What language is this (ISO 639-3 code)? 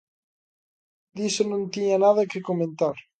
glg